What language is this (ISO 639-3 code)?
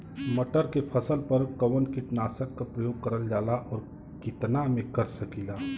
bho